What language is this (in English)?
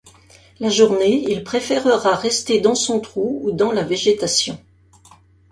French